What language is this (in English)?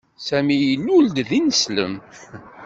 Kabyle